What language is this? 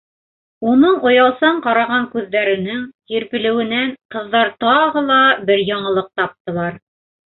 Bashkir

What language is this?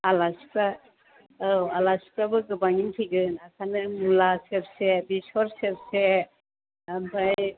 Bodo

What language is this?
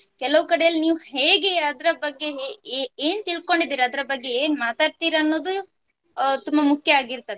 Kannada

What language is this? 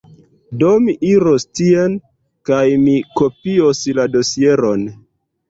Esperanto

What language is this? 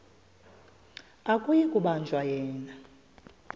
Xhosa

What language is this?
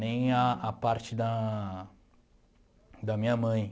Portuguese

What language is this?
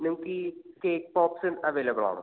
Malayalam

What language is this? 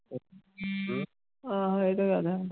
Punjabi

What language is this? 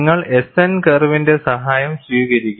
Malayalam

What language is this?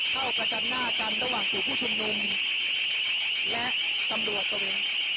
Thai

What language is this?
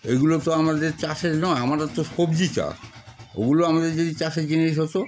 Bangla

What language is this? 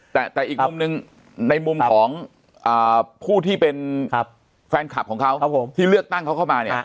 Thai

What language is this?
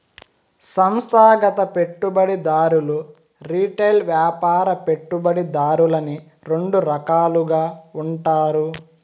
Telugu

